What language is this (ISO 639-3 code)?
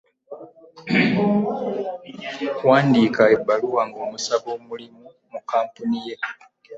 lug